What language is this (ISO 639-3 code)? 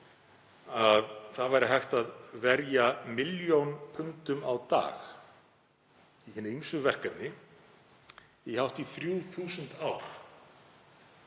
isl